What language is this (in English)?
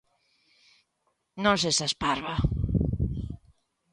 Galician